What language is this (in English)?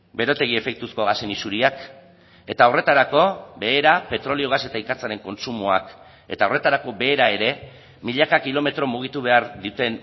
Basque